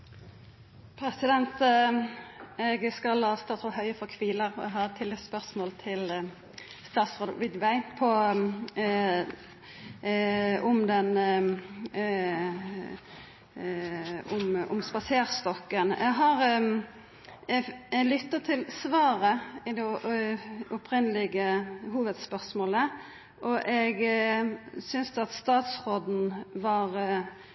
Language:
Norwegian Nynorsk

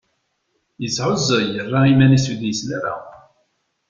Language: Kabyle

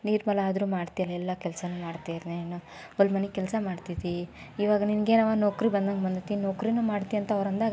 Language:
Kannada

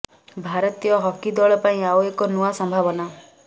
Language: Odia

